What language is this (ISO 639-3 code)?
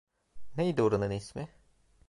tur